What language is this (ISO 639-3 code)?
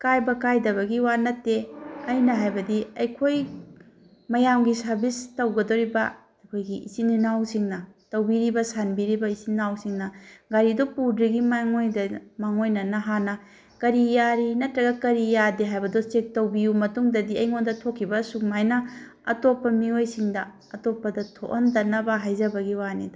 mni